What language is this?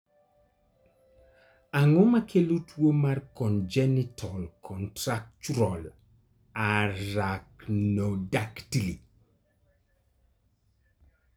Luo (Kenya and Tanzania)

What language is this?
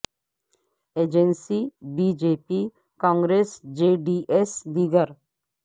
Urdu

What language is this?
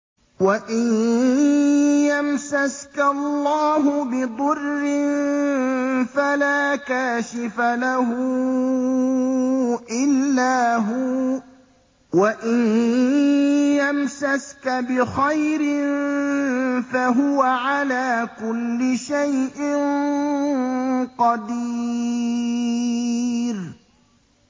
Arabic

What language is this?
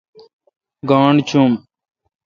Kalkoti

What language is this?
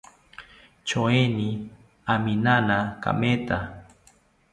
South Ucayali Ashéninka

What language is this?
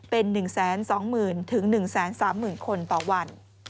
Thai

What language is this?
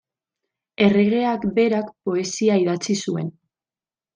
Basque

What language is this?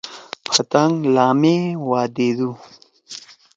Torwali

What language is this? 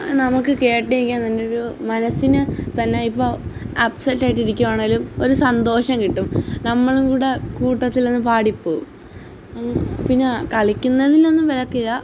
Malayalam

